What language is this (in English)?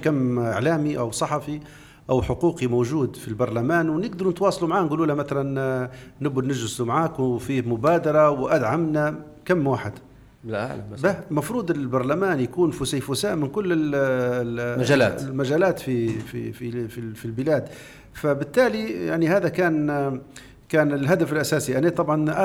Arabic